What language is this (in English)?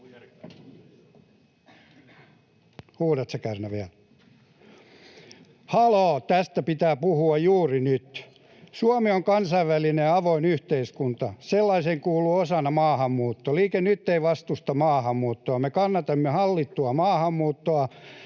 Finnish